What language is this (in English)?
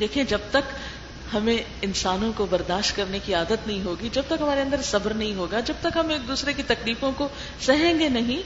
Urdu